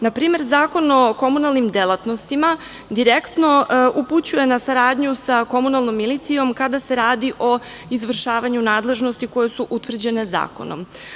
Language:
Serbian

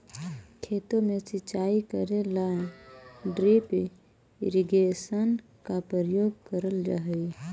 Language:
Magahi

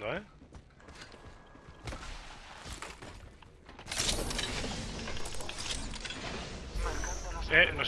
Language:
Spanish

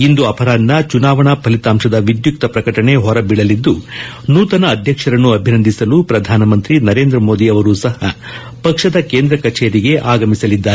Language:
Kannada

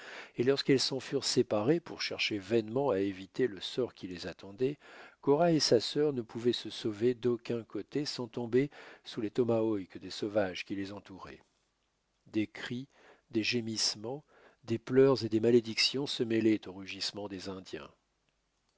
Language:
French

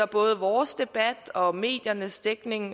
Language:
Danish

